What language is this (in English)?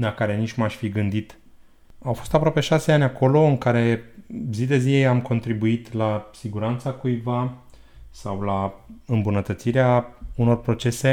Romanian